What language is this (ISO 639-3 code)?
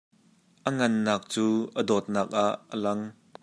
cnh